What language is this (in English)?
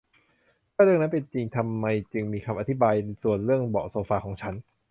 Thai